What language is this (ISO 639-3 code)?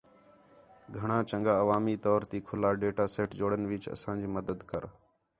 xhe